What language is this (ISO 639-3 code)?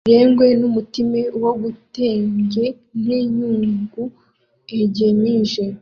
kin